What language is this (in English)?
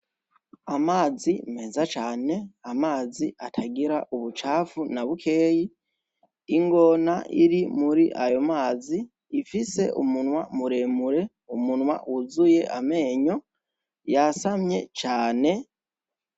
Rundi